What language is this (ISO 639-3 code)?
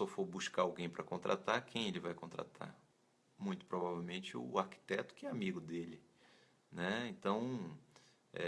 por